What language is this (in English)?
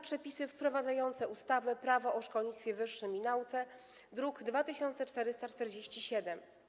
Polish